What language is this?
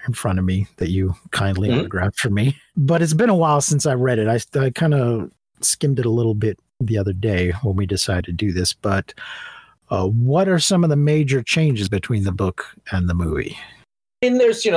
English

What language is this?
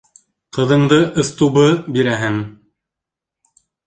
Bashkir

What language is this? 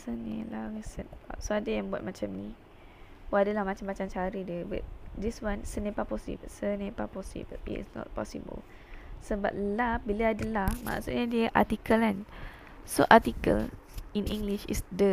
Malay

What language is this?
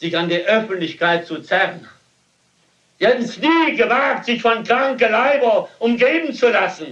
German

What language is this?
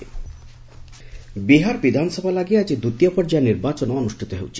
Odia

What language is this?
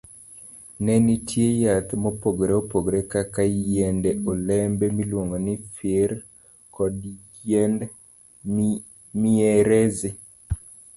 Luo (Kenya and Tanzania)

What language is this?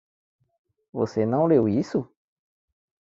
Portuguese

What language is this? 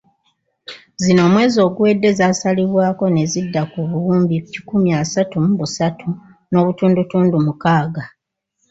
Ganda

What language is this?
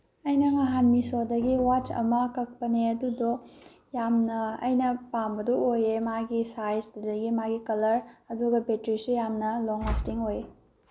Manipuri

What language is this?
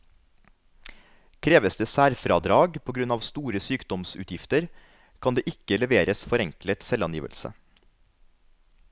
Norwegian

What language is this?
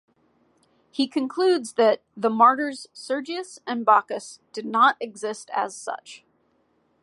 English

